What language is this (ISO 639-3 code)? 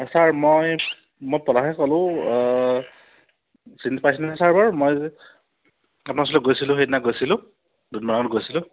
asm